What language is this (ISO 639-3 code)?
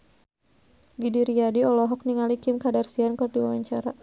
sun